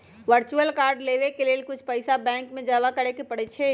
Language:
Magahi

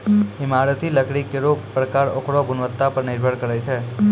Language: Maithili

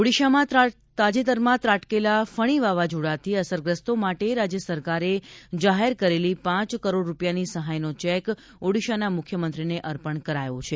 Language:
Gujarati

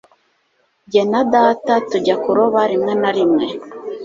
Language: Kinyarwanda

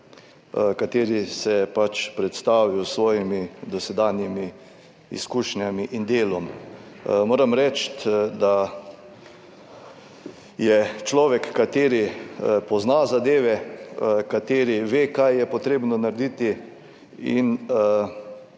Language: Slovenian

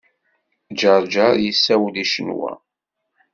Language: Kabyle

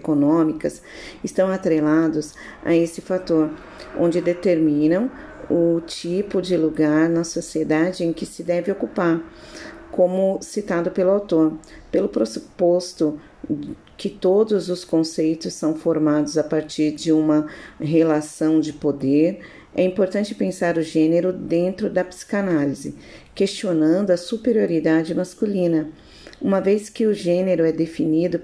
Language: Portuguese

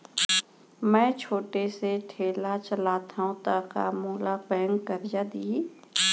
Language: Chhattisgarhi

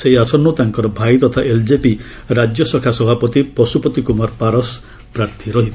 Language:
Odia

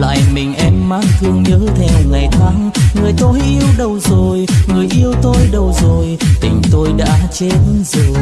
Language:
Vietnamese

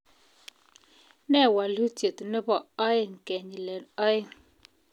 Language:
Kalenjin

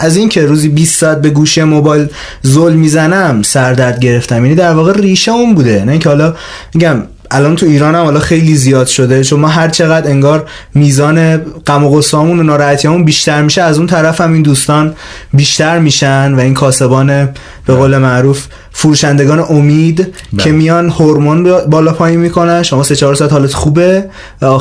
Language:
Persian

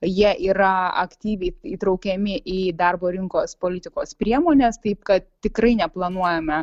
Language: Lithuanian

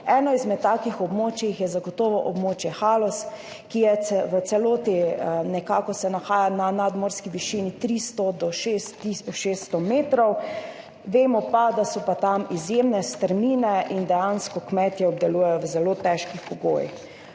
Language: Slovenian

